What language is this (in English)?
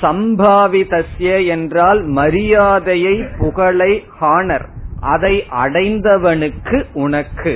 Tamil